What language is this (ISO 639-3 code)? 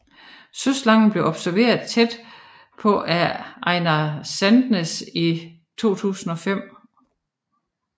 dan